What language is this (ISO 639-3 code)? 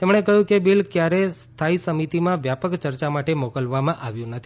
guj